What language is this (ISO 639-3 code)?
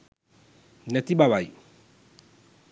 sin